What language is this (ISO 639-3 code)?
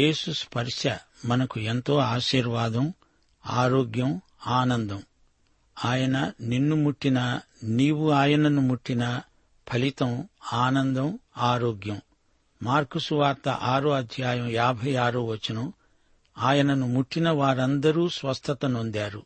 tel